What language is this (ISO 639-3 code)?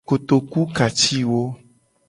gej